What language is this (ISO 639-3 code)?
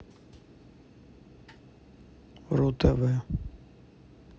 rus